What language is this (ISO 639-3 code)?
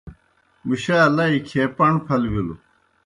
plk